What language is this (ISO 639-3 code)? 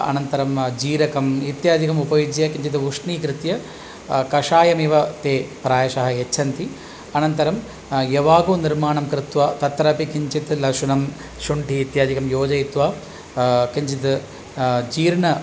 san